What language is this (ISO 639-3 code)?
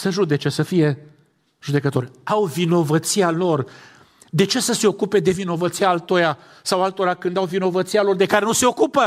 ron